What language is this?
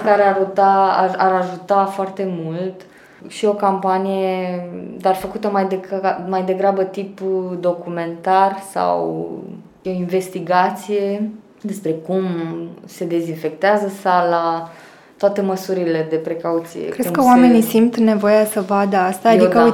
Romanian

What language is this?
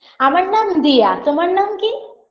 Bangla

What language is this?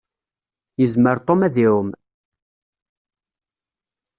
Kabyle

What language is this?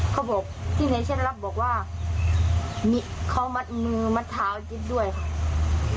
Thai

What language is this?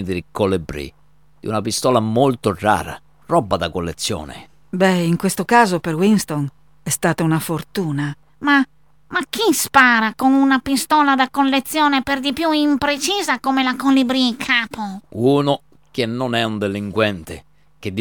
Italian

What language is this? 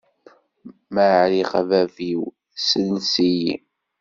Kabyle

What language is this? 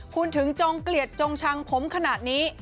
Thai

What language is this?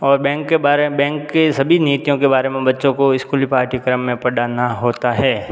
Hindi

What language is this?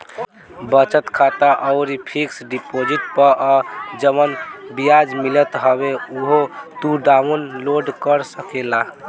Bhojpuri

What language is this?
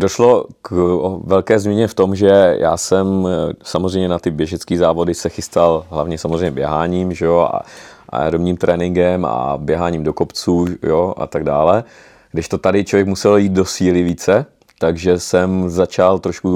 Czech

